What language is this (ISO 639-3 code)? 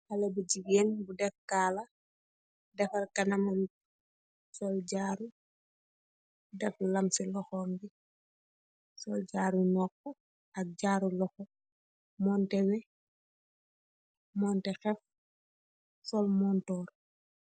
wol